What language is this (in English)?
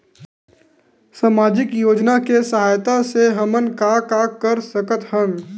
Chhattisgarhi